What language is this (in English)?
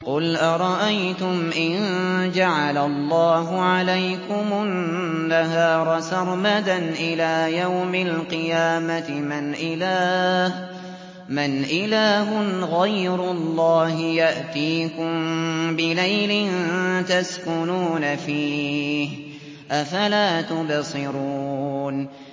Arabic